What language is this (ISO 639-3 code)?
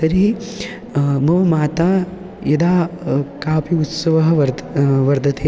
san